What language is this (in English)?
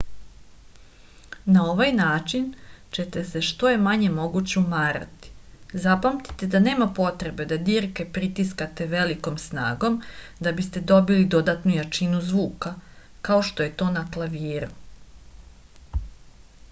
Serbian